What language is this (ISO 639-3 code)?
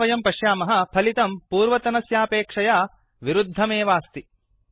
san